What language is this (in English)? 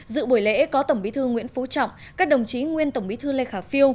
Vietnamese